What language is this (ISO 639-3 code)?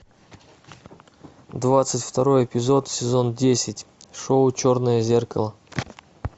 rus